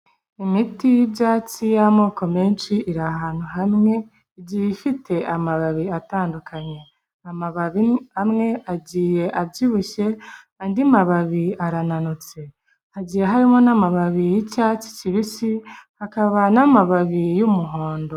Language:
Kinyarwanda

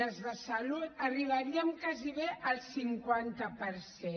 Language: Catalan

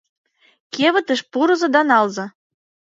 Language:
Mari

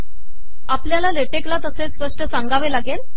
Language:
Marathi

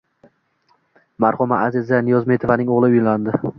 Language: Uzbek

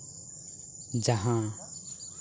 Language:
Santali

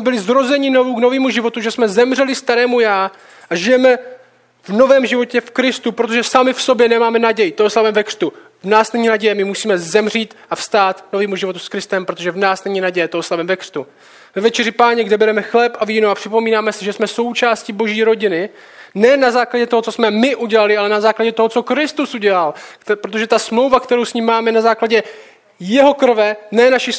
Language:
Czech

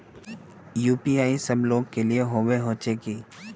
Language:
Magahi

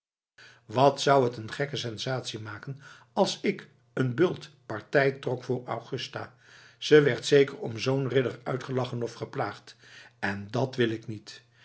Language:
Dutch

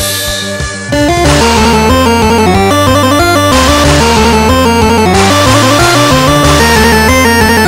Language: Japanese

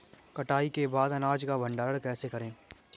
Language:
Hindi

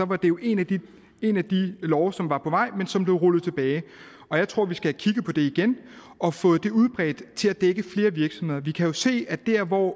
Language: Danish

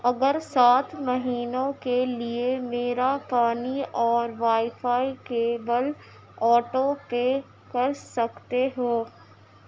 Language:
Urdu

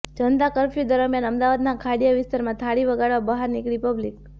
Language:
Gujarati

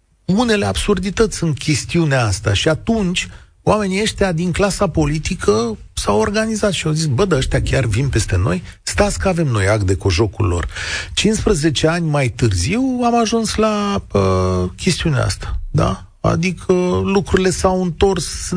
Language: Romanian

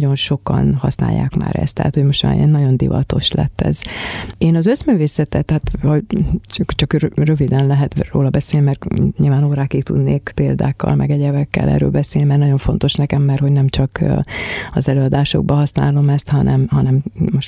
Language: Hungarian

